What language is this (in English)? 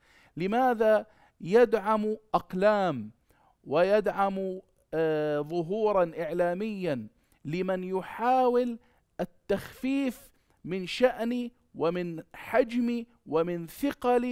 Arabic